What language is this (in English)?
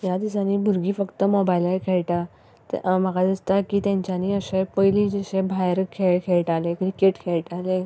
Konkani